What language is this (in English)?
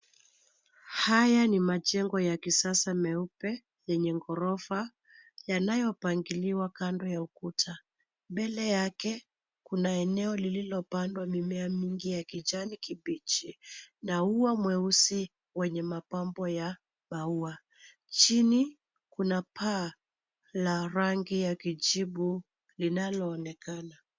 Swahili